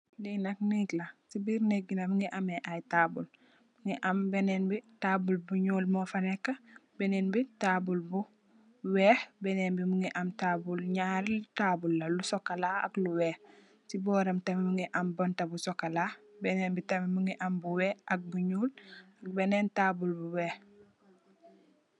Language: Wolof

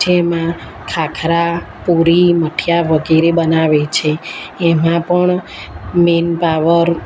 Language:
Gujarati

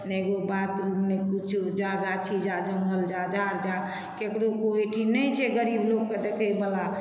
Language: Maithili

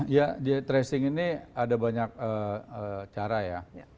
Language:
Indonesian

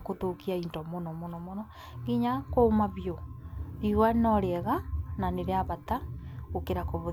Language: Kikuyu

